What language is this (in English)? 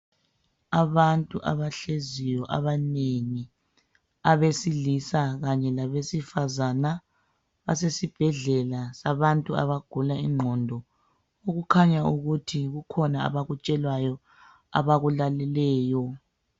North Ndebele